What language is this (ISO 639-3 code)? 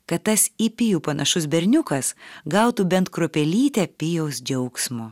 lit